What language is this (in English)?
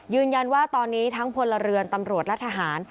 Thai